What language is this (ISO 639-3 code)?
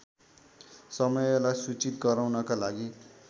nep